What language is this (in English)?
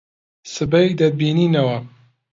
Central Kurdish